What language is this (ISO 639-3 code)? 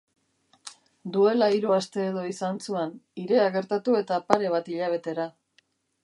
eus